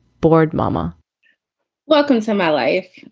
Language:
English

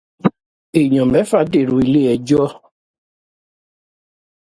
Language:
Yoruba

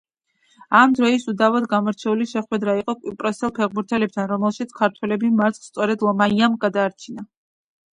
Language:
Georgian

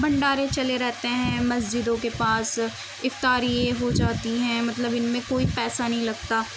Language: Urdu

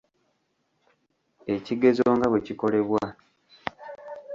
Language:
Ganda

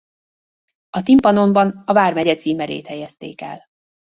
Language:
Hungarian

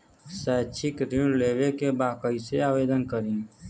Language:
Bhojpuri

